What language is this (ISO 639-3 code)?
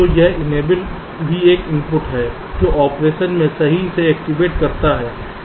hin